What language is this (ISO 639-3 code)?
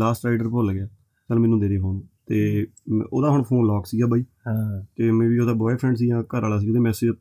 pan